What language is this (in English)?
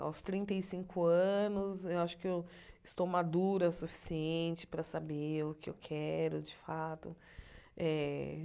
Portuguese